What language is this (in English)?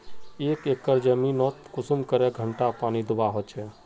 Magahi